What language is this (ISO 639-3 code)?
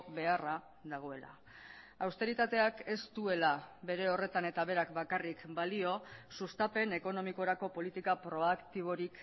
eus